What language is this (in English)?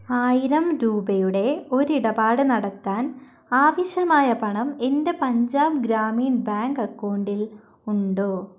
Malayalam